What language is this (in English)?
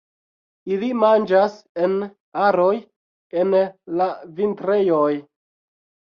Esperanto